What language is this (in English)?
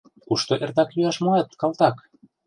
Mari